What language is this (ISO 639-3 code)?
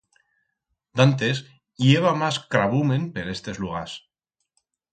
arg